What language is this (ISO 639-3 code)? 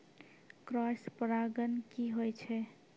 mai